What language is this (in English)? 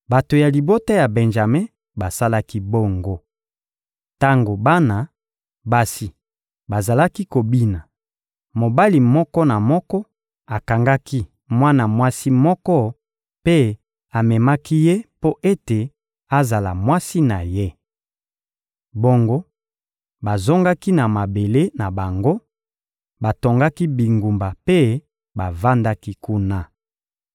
Lingala